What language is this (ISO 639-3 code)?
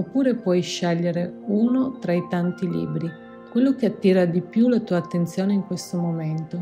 ita